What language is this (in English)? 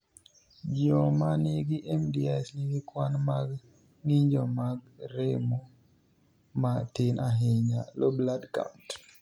Luo (Kenya and Tanzania)